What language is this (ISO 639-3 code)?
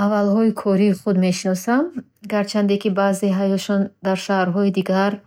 bhh